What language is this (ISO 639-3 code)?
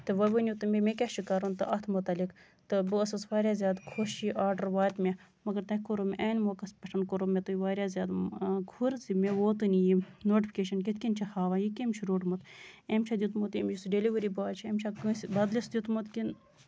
kas